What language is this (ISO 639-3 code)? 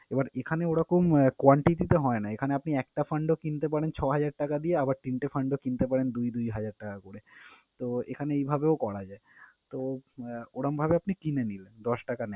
ben